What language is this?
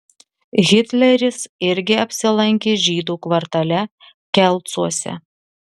Lithuanian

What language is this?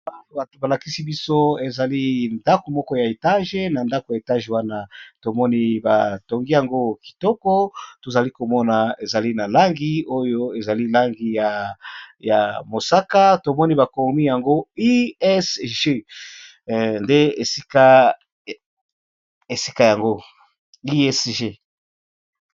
Lingala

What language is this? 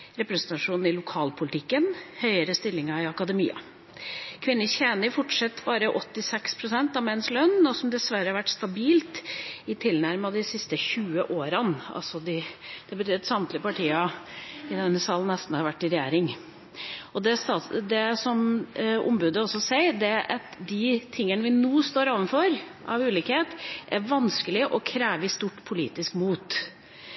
Norwegian Bokmål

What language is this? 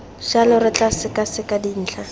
Tswana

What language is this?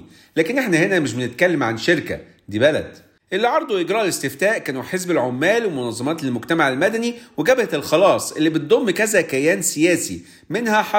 Arabic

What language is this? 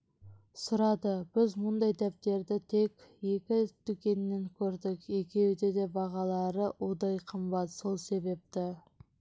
Kazakh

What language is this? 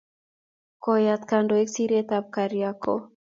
Kalenjin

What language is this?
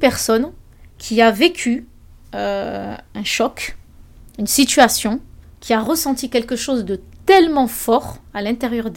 French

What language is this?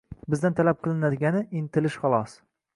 Uzbek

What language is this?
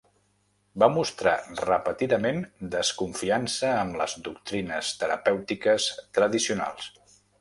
Catalan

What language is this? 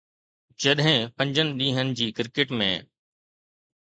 Sindhi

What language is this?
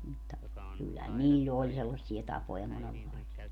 Finnish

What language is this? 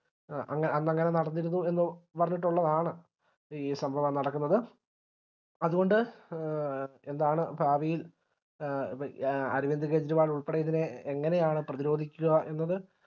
Malayalam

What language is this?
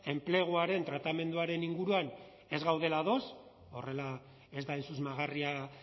Basque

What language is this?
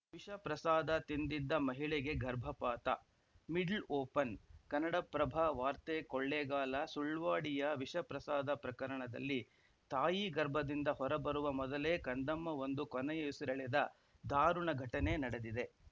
Kannada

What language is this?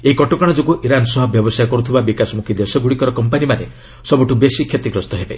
Odia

